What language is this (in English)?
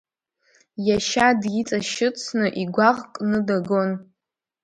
Abkhazian